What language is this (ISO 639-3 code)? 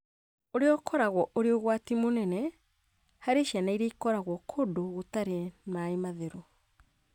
kik